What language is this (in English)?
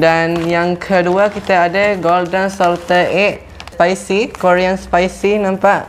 Malay